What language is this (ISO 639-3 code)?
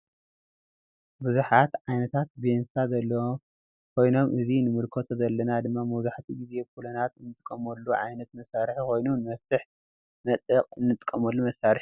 tir